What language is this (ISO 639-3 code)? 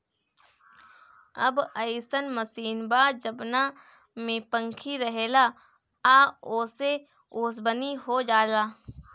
bho